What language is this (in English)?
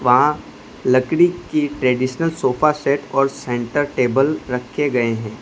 Hindi